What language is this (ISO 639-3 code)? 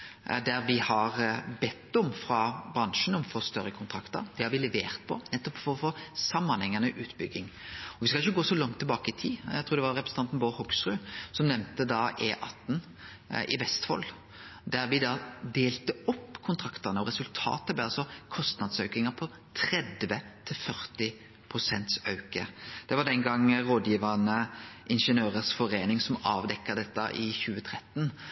nno